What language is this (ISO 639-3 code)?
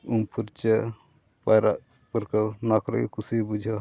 sat